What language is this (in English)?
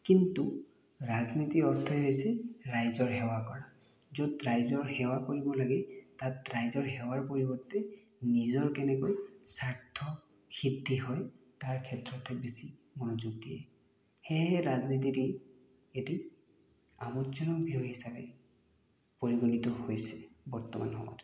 Assamese